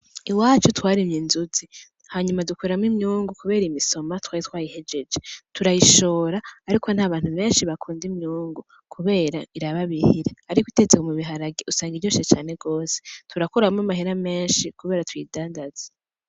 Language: Rundi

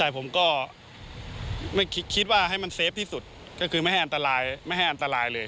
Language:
Thai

